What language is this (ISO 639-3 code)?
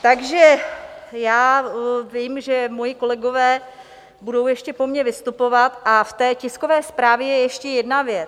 ces